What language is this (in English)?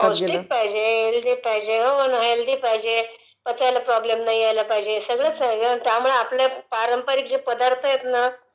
Marathi